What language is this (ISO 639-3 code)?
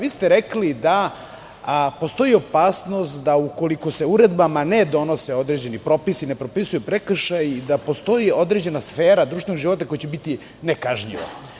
srp